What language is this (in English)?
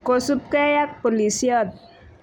Kalenjin